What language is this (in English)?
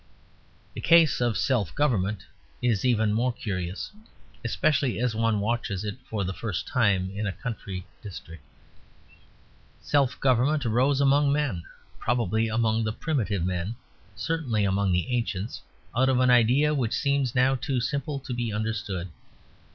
English